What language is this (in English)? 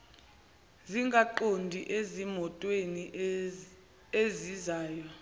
Zulu